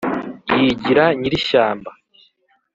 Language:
Kinyarwanda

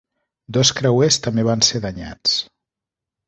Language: Catalan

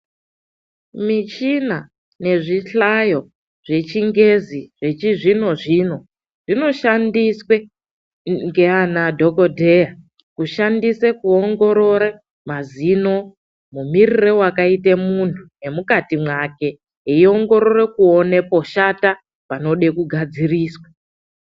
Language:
Ndau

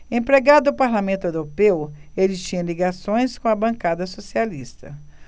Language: Portuguese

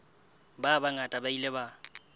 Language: Southern Sotho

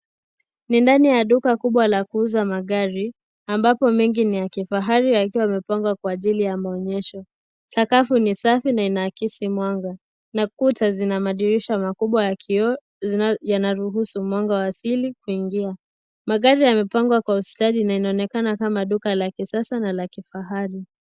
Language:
Swahili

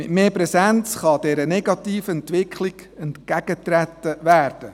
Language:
Swiss German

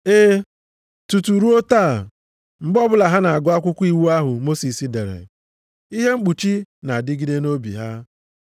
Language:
Igbo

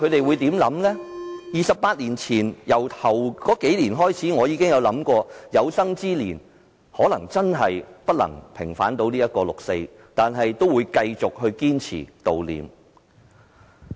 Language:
Cantonese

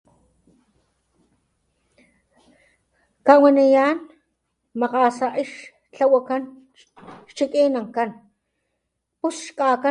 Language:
Papantla Totonac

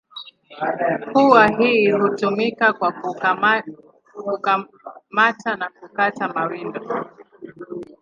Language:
Swahili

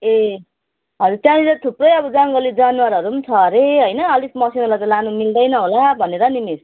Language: Nepali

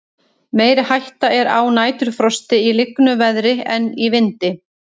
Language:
Icelandic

